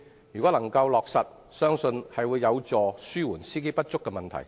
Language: Cantonese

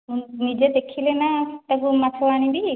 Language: Odia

